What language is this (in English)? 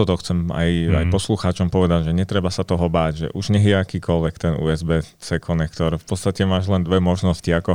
Slovak